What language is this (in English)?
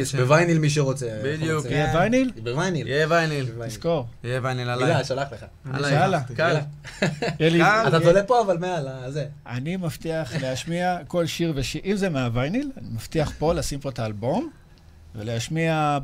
Hebrew